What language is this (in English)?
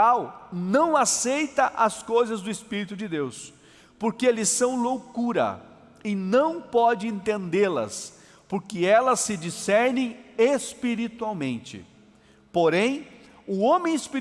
Portuguese